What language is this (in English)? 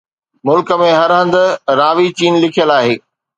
Sindhi